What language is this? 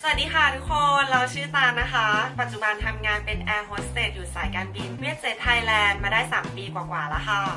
Thai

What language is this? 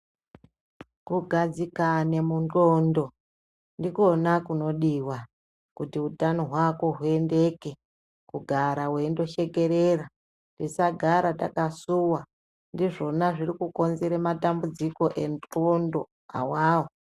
Ndau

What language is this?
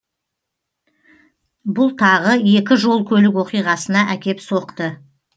Kazakh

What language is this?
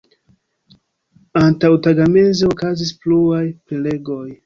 Esperanto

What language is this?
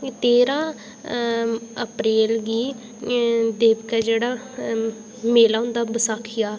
Dogri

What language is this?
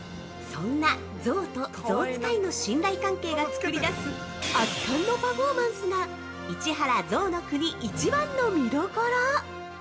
Japanese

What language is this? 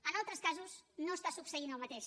Catalan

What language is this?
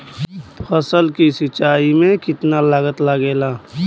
Bhojpuri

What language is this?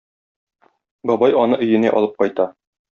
Tatar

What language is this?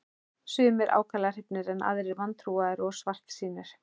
Icelandic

